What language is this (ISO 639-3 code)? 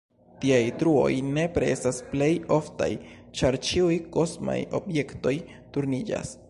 epo